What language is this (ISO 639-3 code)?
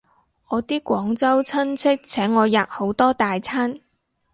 yue